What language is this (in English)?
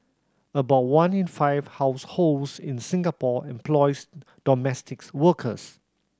English